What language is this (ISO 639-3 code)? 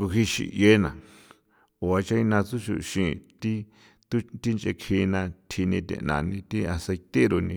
pow